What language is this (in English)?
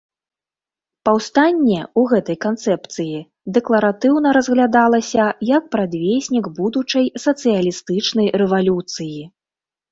Belarusian